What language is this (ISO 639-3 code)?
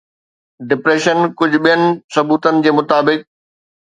snd